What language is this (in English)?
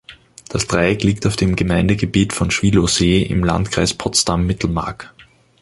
German